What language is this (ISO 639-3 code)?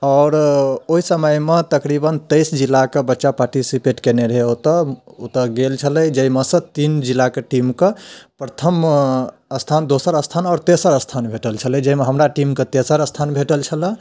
mai